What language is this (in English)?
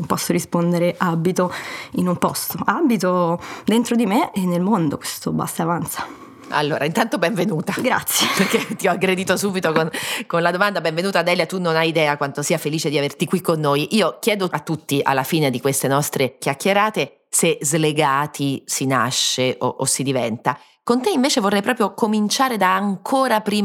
Italian